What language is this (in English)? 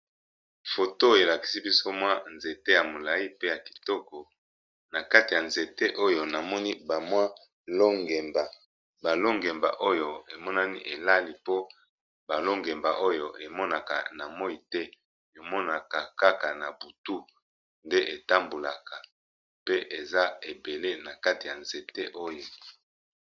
Lingala